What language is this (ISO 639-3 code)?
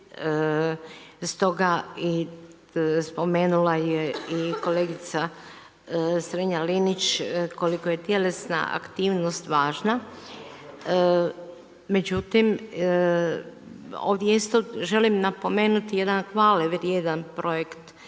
hrv